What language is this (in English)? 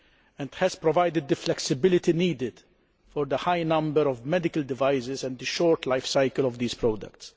English